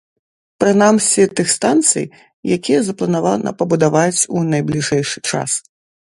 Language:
Belarusian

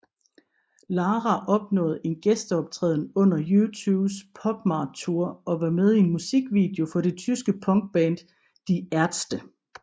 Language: Danish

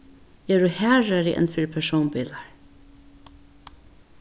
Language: Faroese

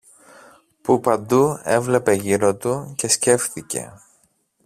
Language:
Greek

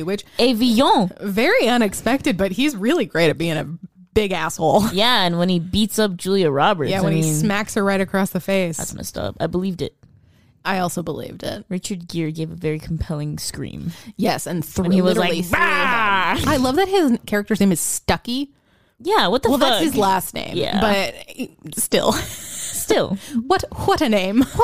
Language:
English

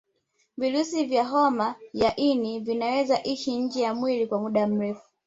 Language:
Swahili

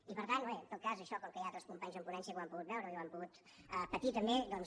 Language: Catalan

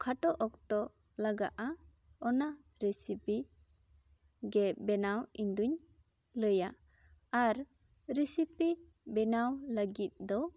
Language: Santali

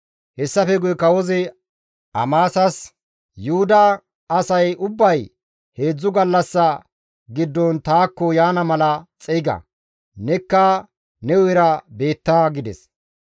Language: Gamo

